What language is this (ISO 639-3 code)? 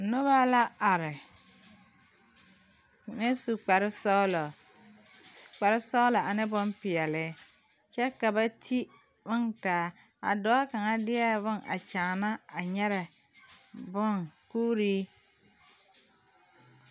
dga